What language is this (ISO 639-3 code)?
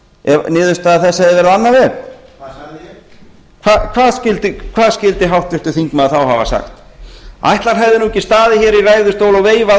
isl